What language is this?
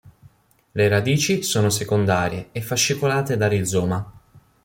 Italian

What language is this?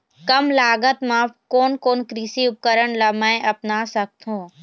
Chhattisgarhi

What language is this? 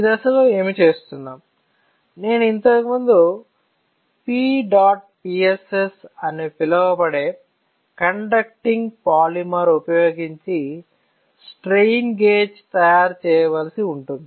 Telugu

